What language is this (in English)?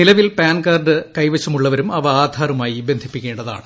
Malayalam